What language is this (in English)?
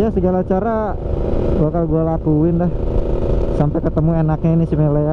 Indonesian